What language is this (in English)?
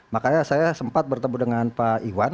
Indonesian